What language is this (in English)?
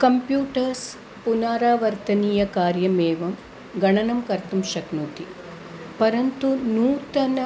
Sanskrit